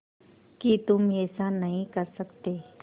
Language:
Hindi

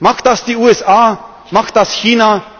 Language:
German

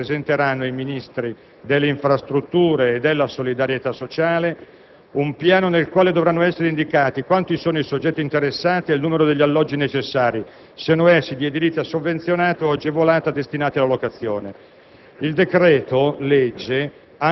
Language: Italian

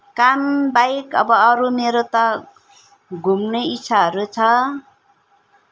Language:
Nepali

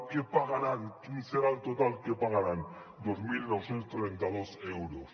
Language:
Catalan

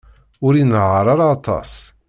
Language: Kabyle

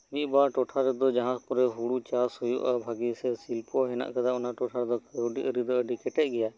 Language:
Santali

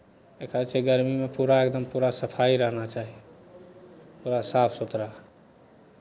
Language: Maithili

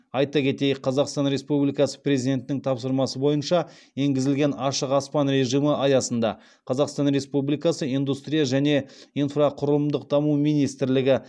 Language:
Kazakh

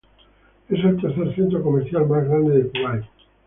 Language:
Spanish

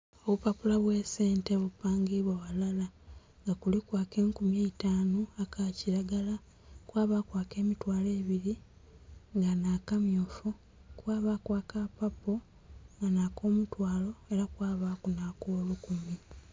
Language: Soga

